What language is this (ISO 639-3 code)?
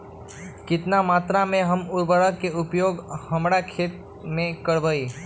mag